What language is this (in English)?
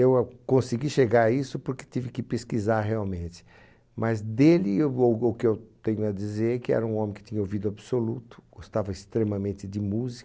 Portuguese